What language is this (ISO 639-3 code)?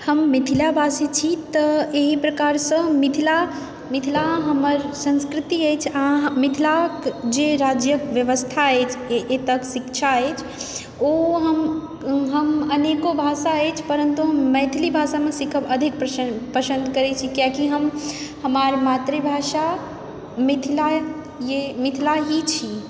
mai